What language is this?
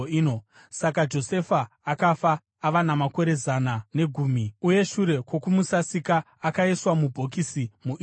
Shona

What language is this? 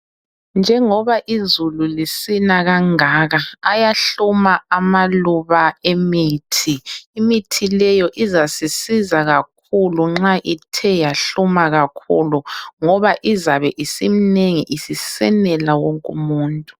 North Ndebele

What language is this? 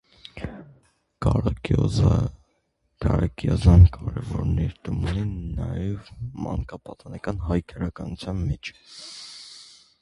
Armenian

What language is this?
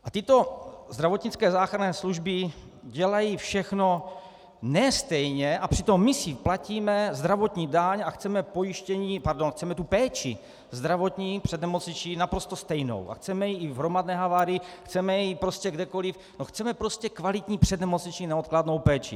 Czech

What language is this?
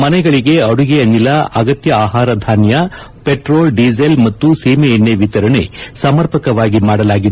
Kannada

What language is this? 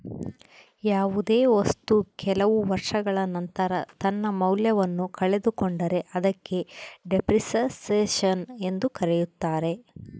Kannada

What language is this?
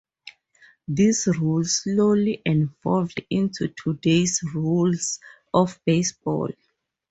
English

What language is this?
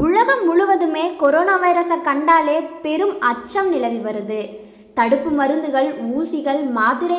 Hindi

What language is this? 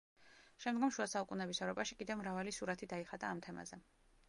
Georgian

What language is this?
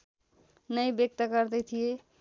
Nepali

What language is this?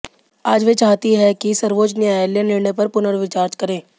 Hindi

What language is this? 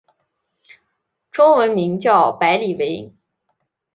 Chinese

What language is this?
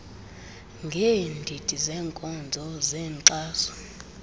Xhosa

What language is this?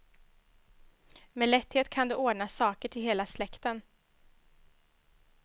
Swedish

